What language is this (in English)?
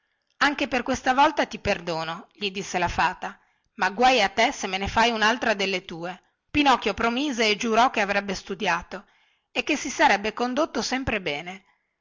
Italian